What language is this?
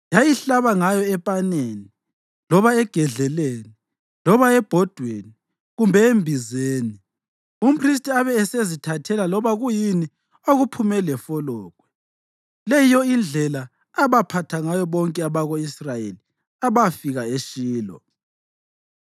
North Ndebele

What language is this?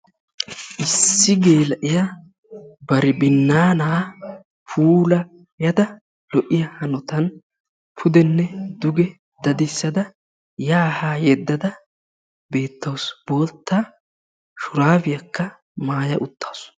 Wolaytta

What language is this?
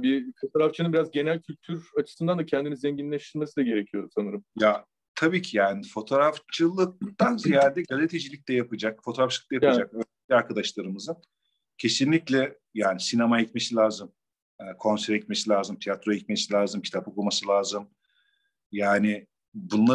Turkish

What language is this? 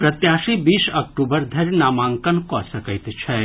Maithili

